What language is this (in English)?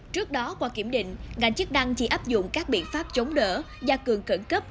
Vietnamese